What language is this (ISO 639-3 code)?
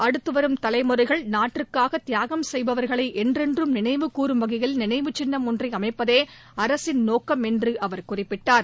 tam